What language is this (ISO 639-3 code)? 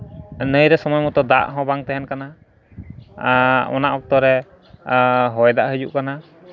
sat